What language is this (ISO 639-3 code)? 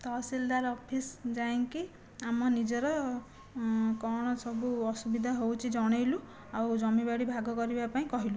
ori